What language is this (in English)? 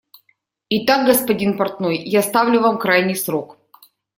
Russian